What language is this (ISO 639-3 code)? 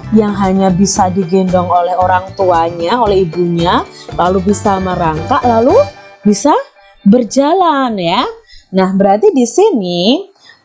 ind